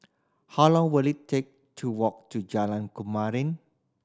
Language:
English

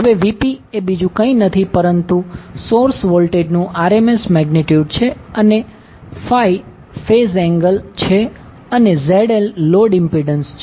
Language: Gujarati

